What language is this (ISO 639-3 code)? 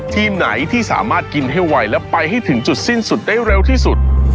tha